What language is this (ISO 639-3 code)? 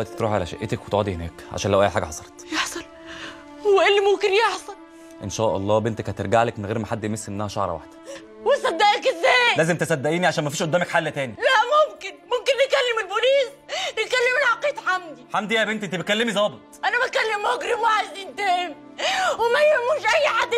ara